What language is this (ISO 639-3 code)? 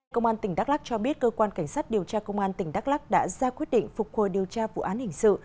vie